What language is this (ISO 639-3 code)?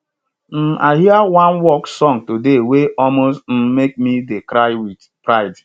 pcm